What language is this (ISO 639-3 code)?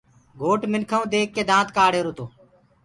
ggg